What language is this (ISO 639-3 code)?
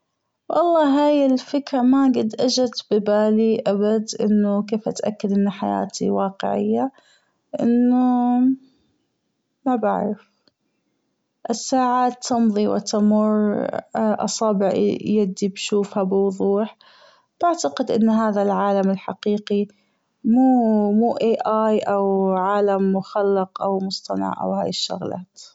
afb